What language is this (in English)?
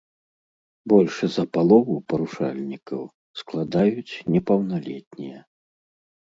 Belarusian